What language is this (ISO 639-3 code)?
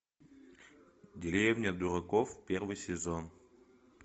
rus